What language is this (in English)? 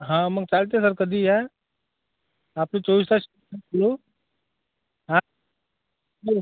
Marathi